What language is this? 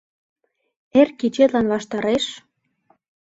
Mari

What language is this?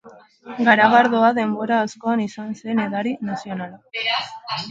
Basque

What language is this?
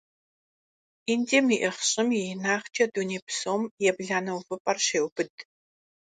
Kabardian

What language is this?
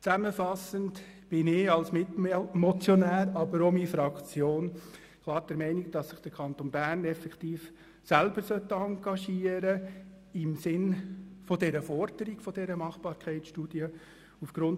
Swiss German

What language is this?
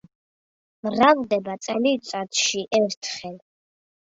Georgian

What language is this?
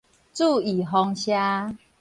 Min Nan Chinese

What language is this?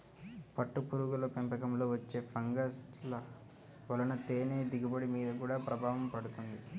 Telugu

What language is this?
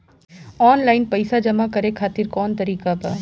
Bhojpuri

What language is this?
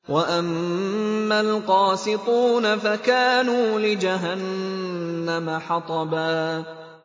Arabic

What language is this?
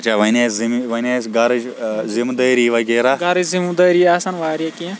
Kashmiri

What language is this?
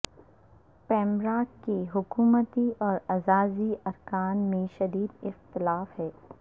Urdu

